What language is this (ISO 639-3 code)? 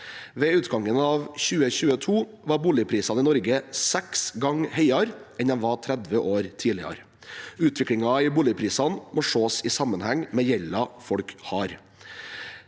nor